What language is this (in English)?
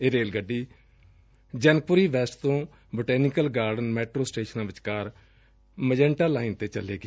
Punjabi